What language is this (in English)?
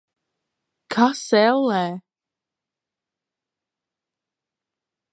Latvian